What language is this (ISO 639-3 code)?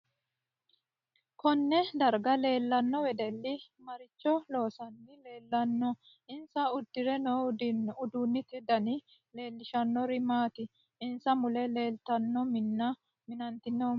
sid